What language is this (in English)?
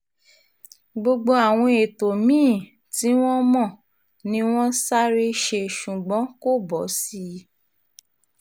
Yoruba